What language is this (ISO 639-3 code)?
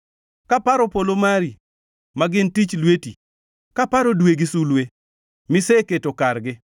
luo